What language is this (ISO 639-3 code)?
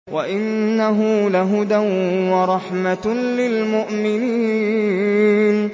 ara